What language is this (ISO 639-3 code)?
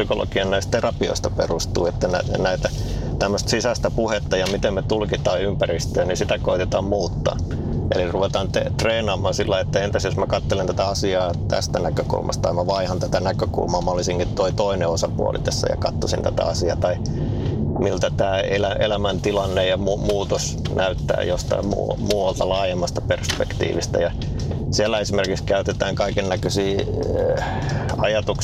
fin